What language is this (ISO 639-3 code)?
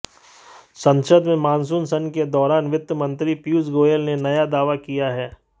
hin